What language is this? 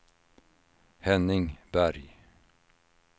Swedish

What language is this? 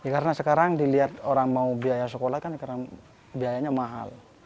Indonesian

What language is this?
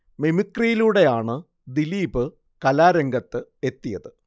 Malayalam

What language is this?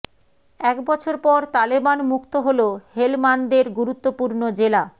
Bangla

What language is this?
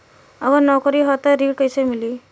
Bhojpuri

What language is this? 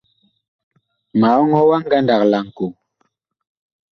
Bakoko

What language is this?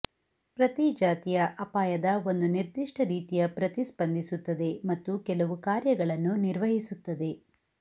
Kannada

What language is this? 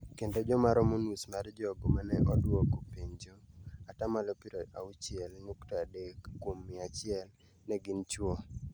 Luo (Kenya and Tanzania)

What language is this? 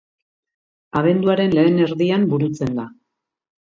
Basque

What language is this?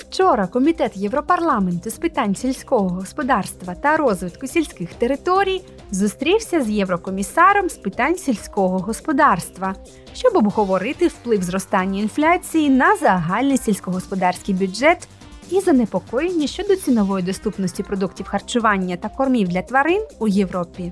Ukrainian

